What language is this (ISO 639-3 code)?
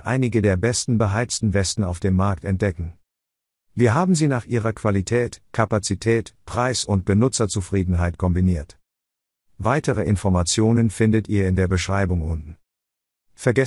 deu